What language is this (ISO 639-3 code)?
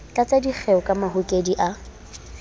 sot